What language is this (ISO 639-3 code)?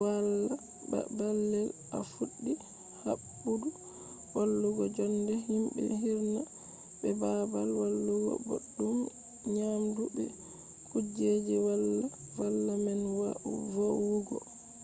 ful